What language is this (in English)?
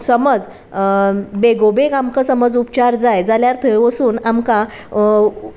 Konkani